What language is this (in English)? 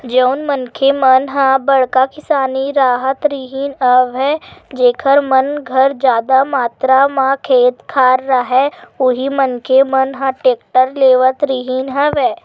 Chhattisgarhi